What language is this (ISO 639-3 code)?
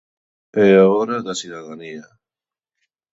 glg